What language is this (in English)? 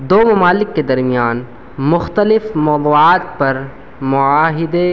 Urdu